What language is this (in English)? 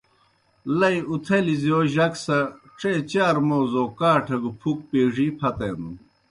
Kohistani Shina